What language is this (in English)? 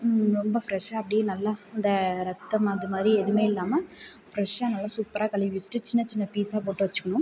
Tamil